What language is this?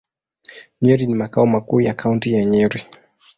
Swahili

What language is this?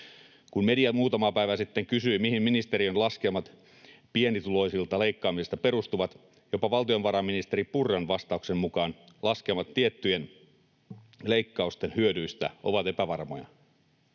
Finnish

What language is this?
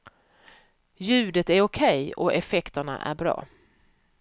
Swedish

